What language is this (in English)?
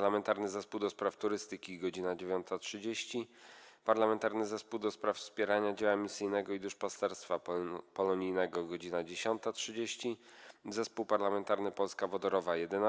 Polish